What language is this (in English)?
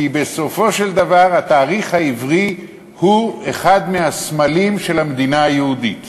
Hebrew